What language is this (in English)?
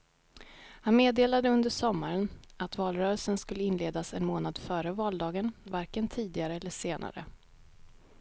Swedish